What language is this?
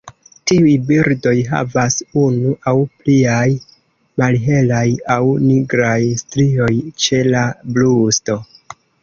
Esperanto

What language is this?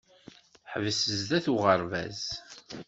Kabyle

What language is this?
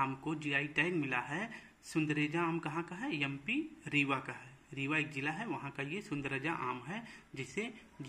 Hindi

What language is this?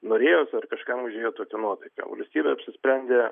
Lithuanian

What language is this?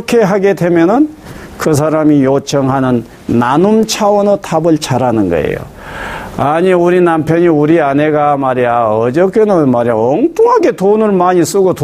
Korean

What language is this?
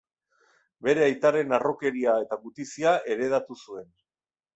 Basque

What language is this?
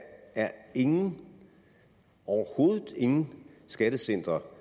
Danish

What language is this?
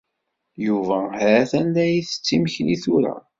Kabyle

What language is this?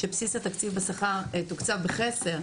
Hebrew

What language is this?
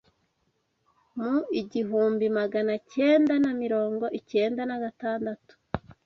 Kinyarwanda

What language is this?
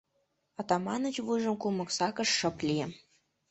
Mari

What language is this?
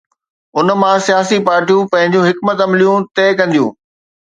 Sindhi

